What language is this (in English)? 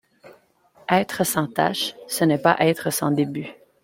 French